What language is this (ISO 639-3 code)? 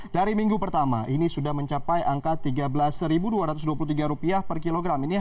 ind